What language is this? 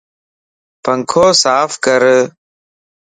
Lasi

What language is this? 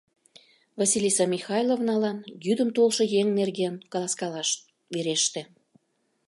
Mari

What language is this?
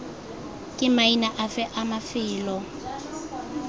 Tswana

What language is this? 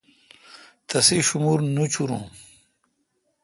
Kalkoti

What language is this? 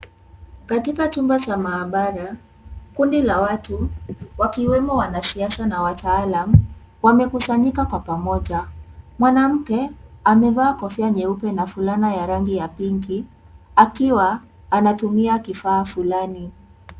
Swahili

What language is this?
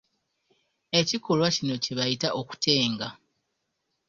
Ganda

